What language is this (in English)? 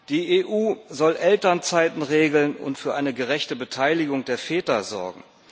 German